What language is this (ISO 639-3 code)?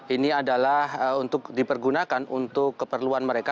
ind